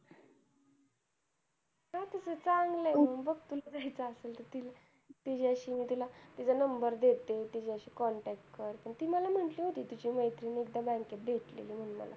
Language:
Marathi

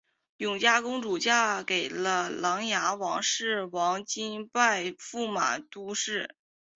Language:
Chinese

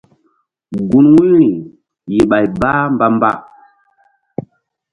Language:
Mbum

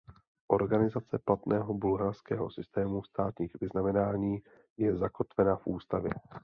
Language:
Czech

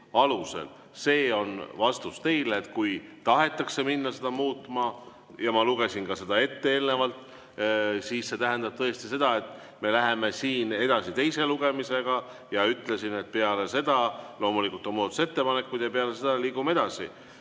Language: Estonian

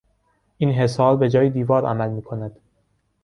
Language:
Persian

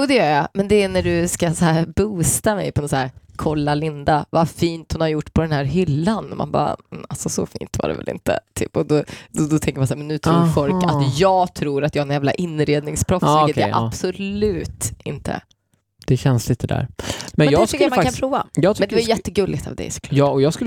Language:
Swedish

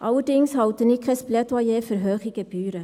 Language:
Swiss German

